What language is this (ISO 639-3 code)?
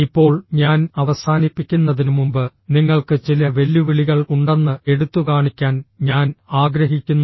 mal